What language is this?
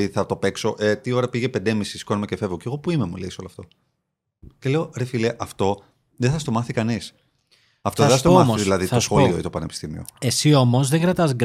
Greek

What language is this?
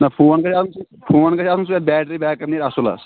Kashmiri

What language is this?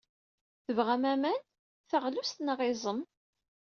Kabyle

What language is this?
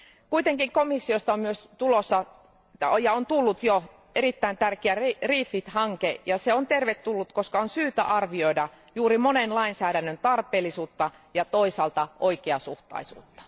Finnish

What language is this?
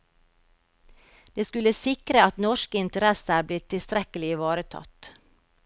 Norwegian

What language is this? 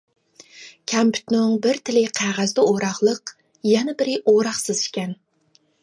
Uyghur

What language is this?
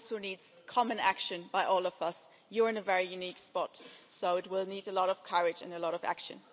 English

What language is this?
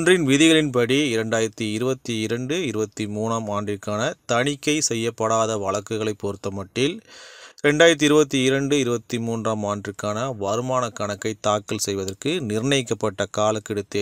Thai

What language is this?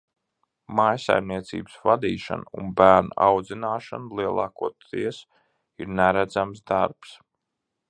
Latvian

